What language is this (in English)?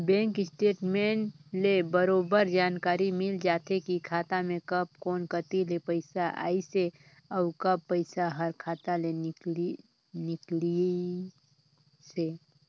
Chhattisgarhi